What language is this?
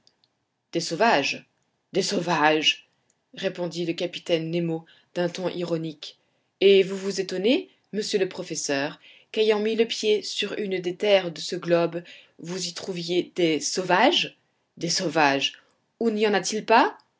French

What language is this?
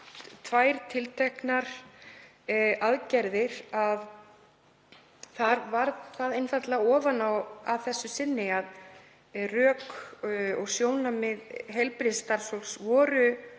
Icelandic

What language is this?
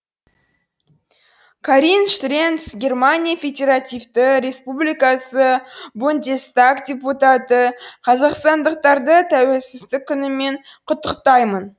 Kazakh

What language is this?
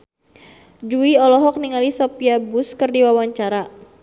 Sundanese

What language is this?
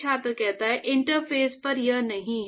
Hindi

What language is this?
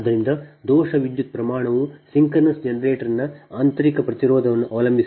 Kannada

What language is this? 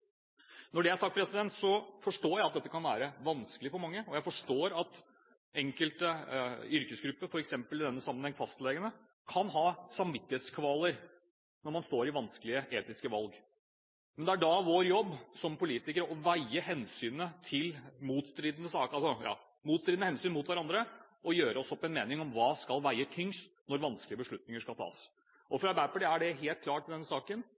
Norwegian Bokmål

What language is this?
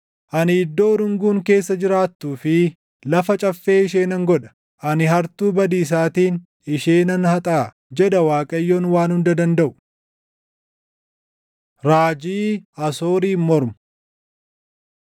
Oromo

